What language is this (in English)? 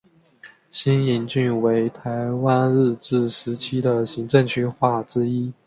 Chinese